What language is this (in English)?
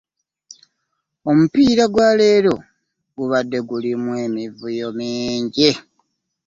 Ganda